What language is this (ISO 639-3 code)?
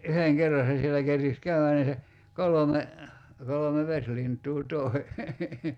fin